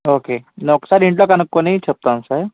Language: Telugu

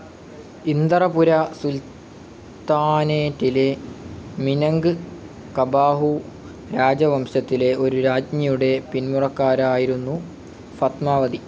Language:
Malayalam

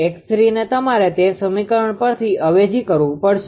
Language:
Gujarati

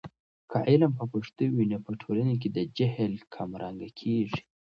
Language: Pashto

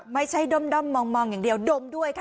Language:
Thai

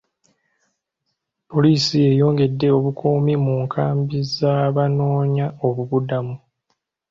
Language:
Ganda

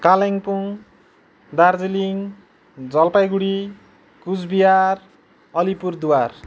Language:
Nepali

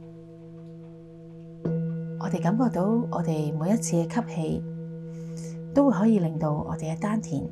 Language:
Chinese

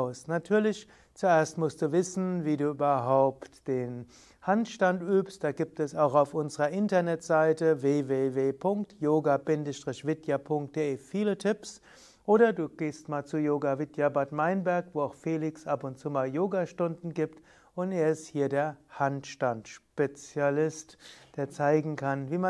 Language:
German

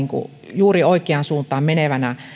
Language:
Finnish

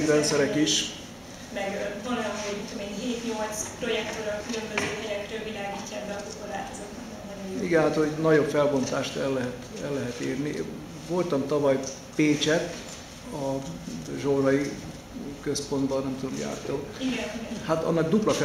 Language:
Hungarian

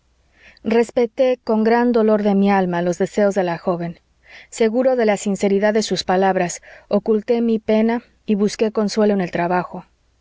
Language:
Spanish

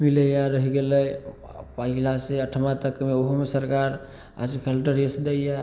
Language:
Maithili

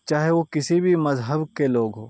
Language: Urdu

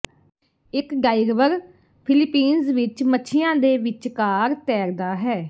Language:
Punjabi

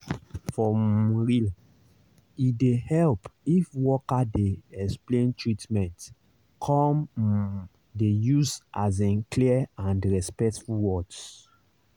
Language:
Nigerian Pidgin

